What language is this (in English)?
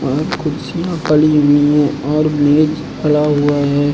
Hindi